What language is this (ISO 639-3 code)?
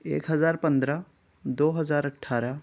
urd